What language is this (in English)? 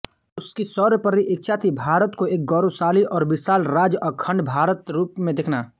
Hindi